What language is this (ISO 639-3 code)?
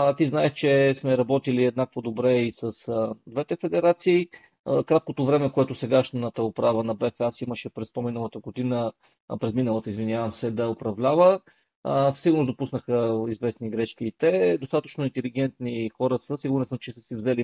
bul